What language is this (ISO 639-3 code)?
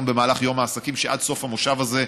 heb